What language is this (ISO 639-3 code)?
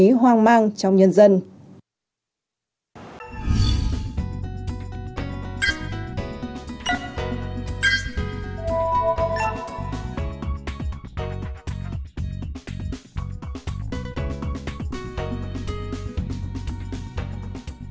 vie